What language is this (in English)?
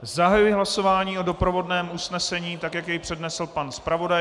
Czech